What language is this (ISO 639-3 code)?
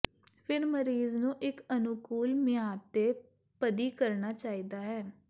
pan